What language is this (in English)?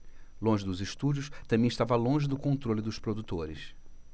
Portuguese